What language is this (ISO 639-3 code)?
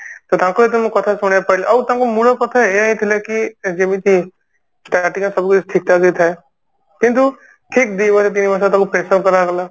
ori